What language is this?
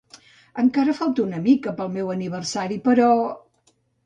Catalan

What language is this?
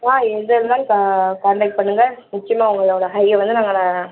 Tamil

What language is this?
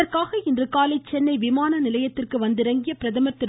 Tamil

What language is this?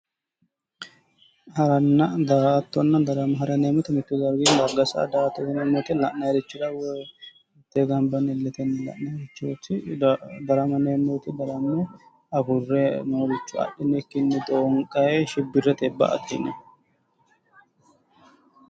Sidamo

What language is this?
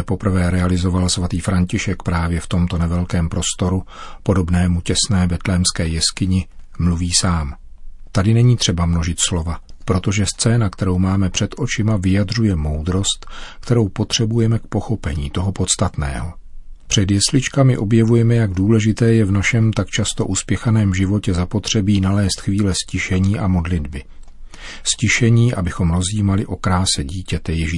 Czech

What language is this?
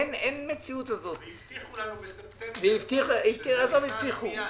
Hebrew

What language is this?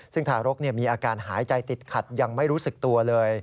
Thai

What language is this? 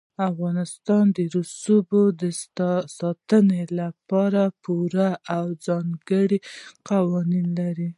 Pashto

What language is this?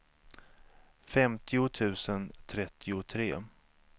Swedish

